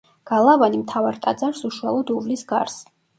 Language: Georgian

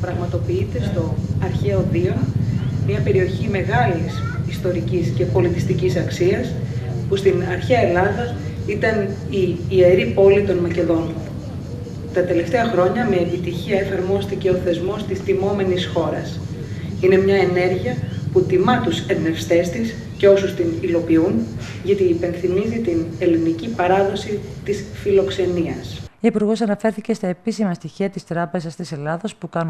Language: Greek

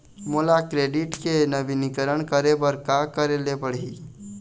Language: Chhattisgarhi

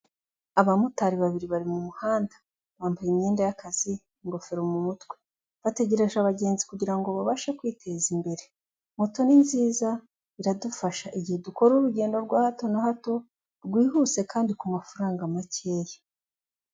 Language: Kinyarwanda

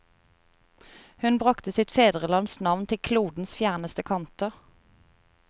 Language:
Norwegian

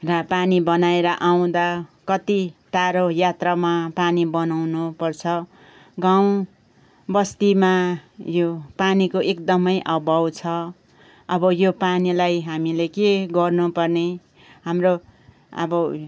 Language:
Nepali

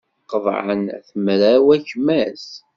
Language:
Kabyle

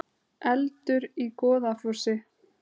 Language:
Icelandic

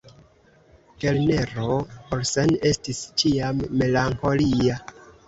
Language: Esperanto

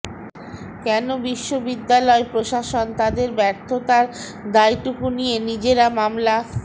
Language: Bangla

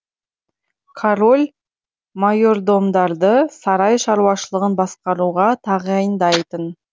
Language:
Kazakh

